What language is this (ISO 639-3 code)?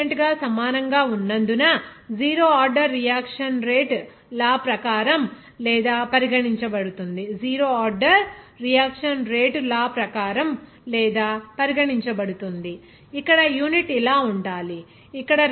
tel